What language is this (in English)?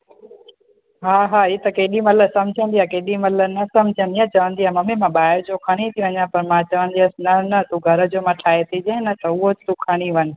Sindhi